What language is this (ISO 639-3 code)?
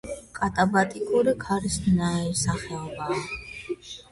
kat